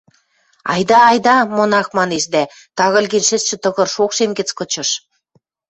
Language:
Western Mari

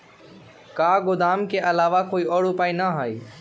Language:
Magahi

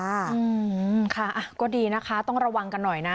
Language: Thai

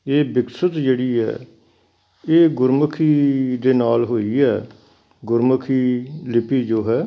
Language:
Punjabi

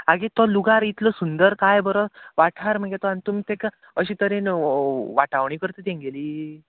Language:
Konkani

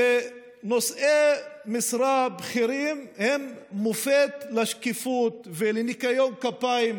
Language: Hebrew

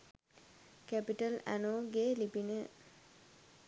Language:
Sinhala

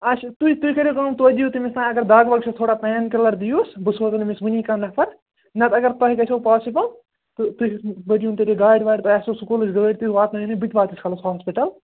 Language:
Kashmiri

